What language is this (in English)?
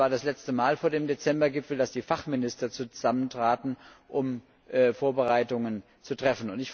German